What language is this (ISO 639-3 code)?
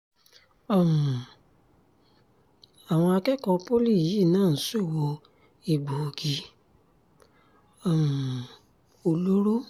yor